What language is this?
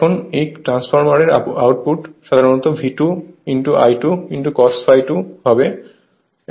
Bangla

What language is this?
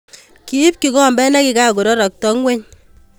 Kalenjin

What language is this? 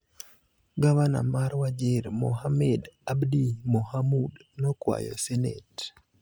Luo (Kenya and Tanzania)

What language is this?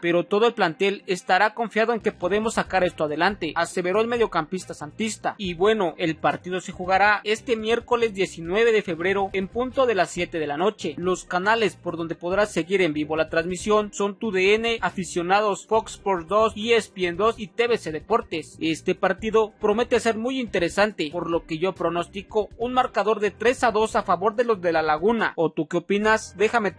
Spanish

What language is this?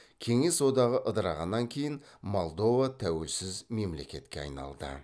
Kazakh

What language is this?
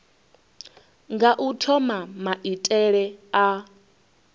Venda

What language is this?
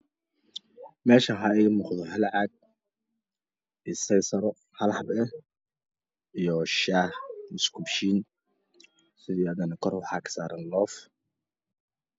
Somali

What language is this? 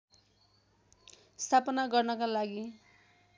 Nepali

